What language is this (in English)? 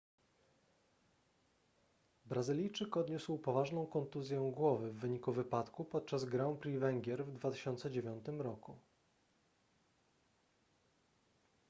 Polish